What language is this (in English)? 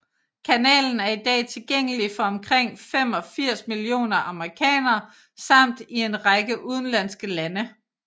Danish